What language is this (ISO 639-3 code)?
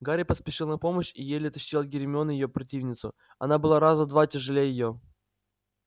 rus